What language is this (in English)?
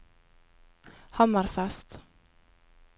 Norwegian